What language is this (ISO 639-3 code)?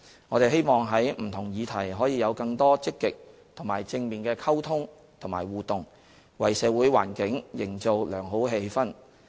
yue